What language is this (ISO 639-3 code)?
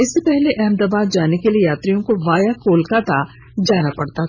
hin